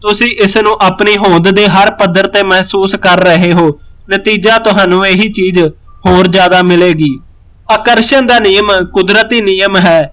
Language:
Punjabi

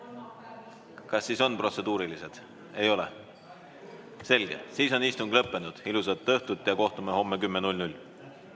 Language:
Estonian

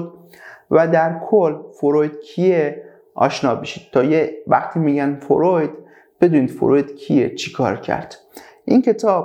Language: Persian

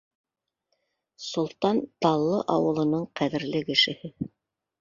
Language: Bashkir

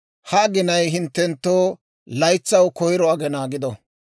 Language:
Dawro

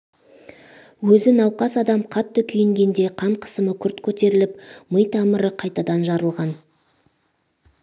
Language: Kazakh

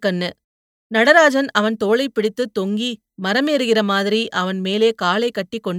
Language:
Tamil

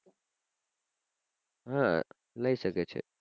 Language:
Gujarati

